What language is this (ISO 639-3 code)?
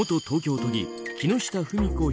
jpn